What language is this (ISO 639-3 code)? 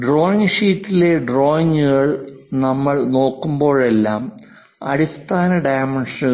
mal